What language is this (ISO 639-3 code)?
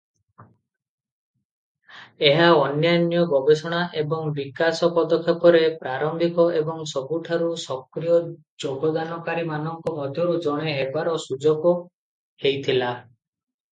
ori